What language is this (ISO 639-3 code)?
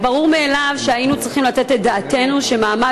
heb